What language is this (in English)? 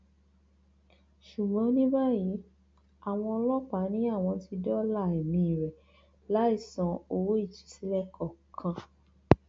Yoruba